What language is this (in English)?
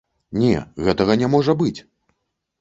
Belarusian